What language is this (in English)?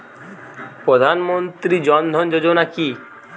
Bangla